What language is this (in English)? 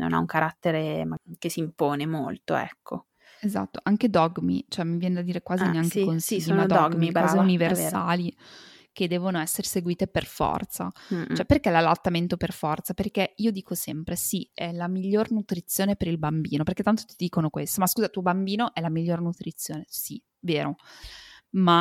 Italian